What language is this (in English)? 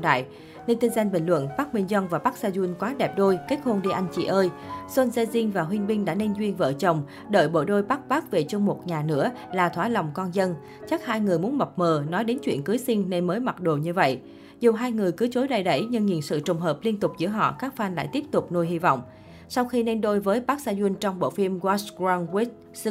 Vietnamese